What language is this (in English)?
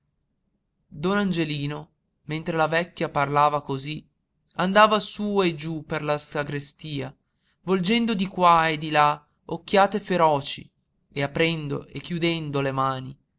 Italian